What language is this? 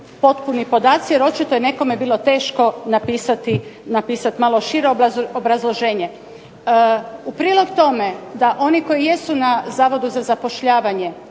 Croatian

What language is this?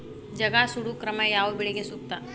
Kannada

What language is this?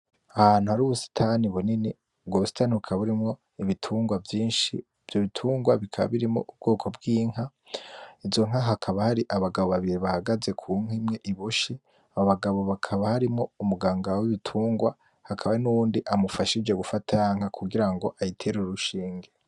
Rundi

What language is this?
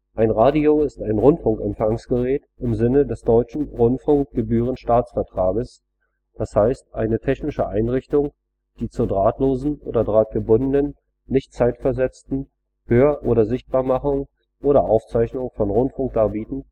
German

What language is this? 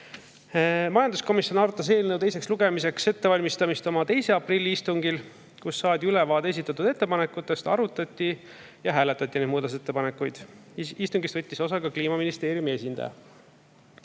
Estonian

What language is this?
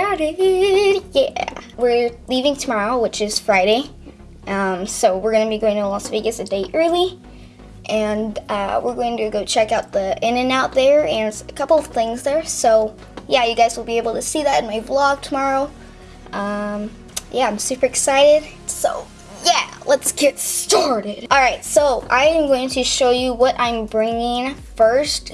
English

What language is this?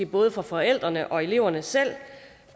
Danish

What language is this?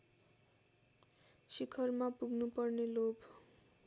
Nepali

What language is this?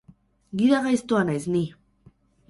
Basque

